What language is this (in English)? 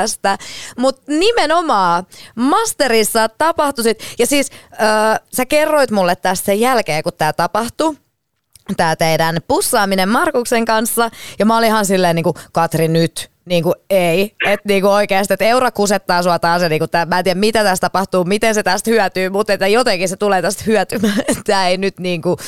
Finnish